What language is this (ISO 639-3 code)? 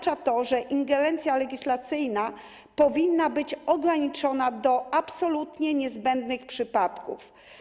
pol